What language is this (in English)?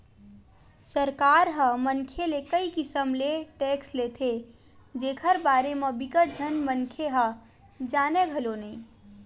Chhattisgarhi